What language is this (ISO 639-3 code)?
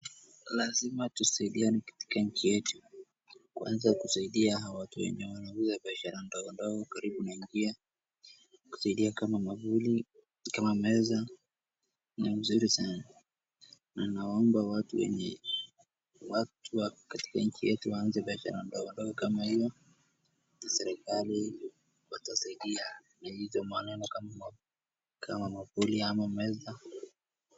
swa